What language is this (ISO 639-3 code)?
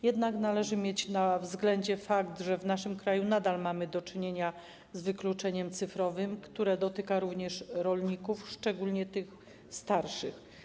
pol